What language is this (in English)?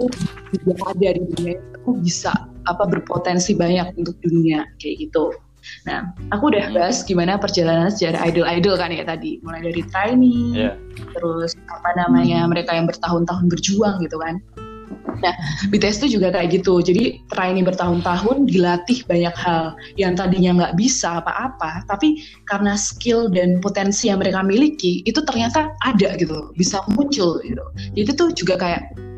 Indonesian